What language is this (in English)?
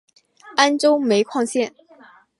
Chinese